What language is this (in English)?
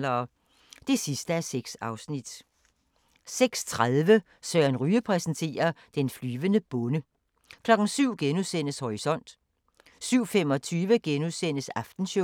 Danish